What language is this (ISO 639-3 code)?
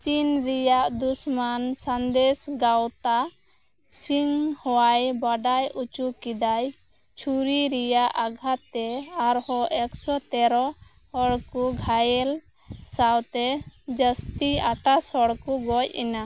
sat